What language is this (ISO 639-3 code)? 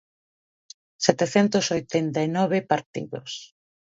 glg